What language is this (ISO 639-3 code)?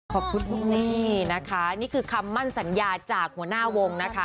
tha